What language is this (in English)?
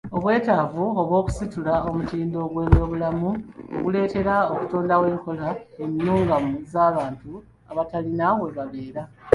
Ganda